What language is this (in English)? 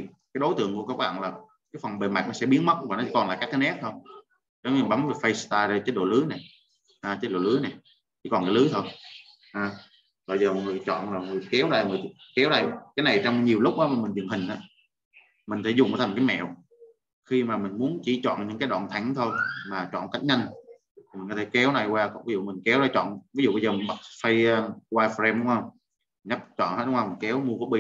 Vietnamese